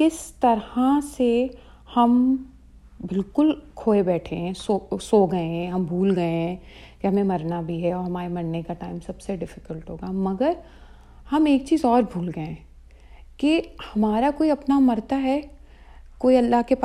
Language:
Urdu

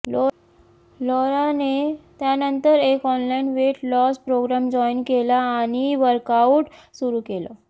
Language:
Marathi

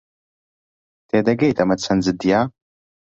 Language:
Central Kurdish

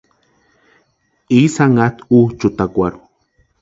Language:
Western Highland Purepecha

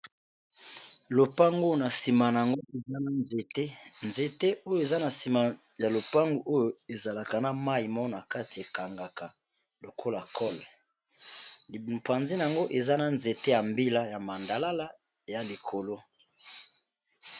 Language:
Lingala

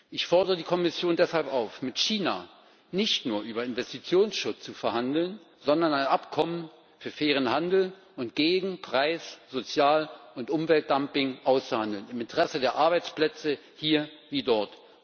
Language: German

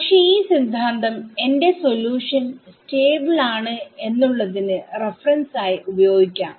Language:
Malayalam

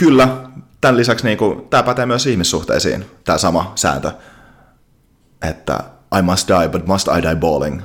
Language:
Finnish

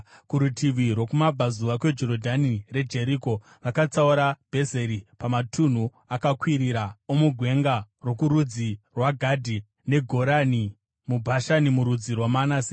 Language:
Shona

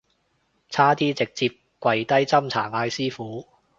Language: Cantonese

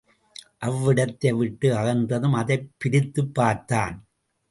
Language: Tamil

